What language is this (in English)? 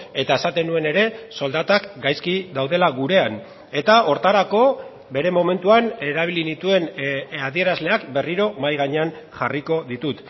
Basque